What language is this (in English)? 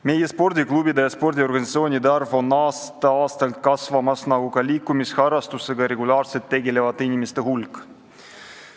Estonian